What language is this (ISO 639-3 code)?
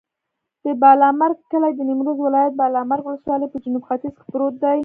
pus